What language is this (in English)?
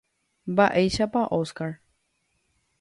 Guarani